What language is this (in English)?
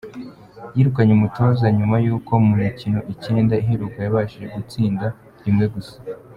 Kinyarwanda